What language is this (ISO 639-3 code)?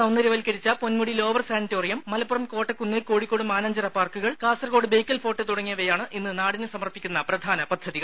mal